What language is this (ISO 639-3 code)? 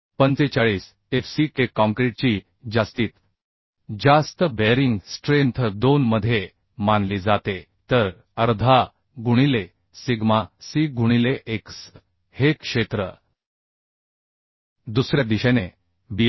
mar